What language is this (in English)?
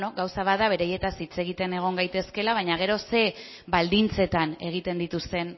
Basque